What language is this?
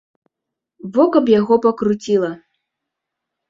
Belarusian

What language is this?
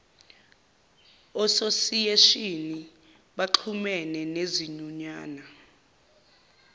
Zulu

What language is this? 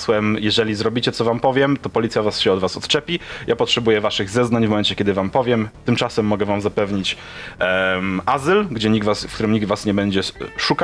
Polish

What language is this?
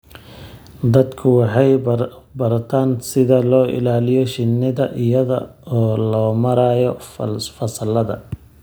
Somali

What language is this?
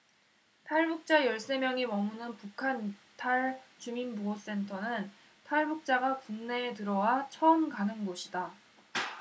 Korean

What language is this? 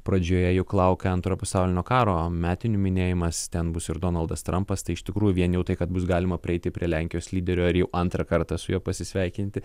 Lithuanian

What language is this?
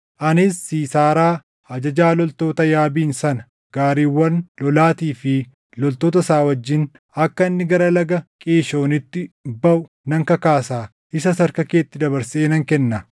Oromo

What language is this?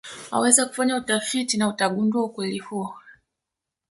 Swahili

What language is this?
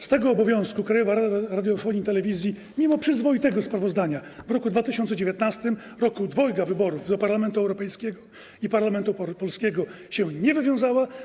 Polish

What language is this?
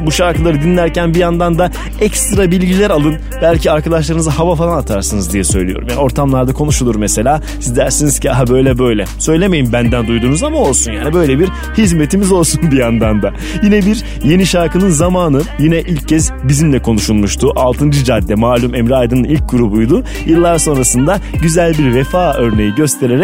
Turkish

